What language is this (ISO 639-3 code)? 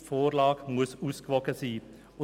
gsw